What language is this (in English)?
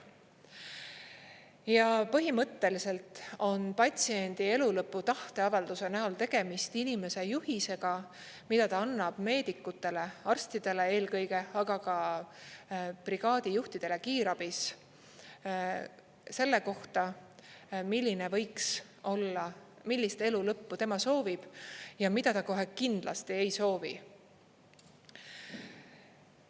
Estonian